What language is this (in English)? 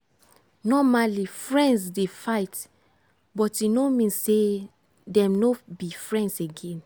Nigerian Pidgin